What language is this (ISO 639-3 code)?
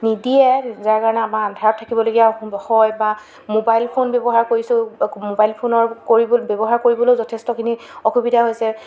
asm